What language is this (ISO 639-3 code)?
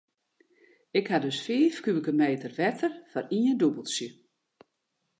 fry